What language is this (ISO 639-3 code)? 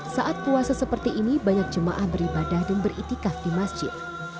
ind